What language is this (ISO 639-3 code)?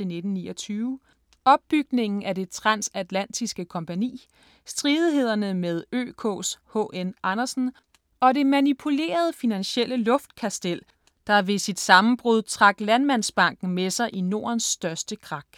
dan